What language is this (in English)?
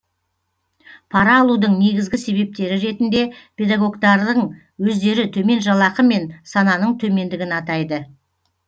Kazakh